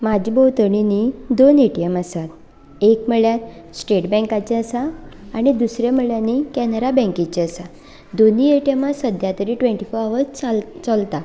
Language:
Konkani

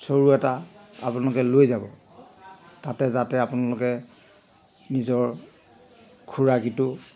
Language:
Assamese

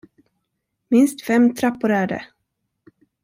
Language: Swedish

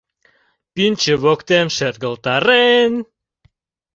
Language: Mari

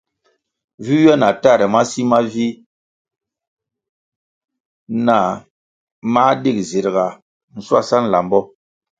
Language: Kwasio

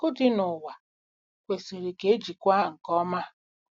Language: Igbo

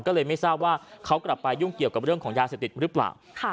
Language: Thai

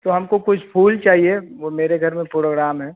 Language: Hindi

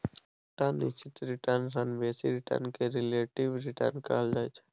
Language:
Maithili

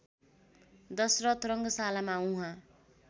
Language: Nepali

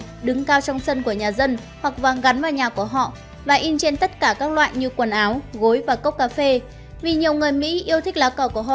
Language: Vietnamese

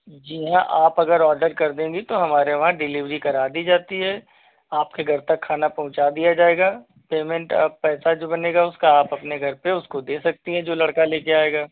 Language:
Hindi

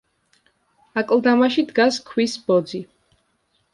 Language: Georgian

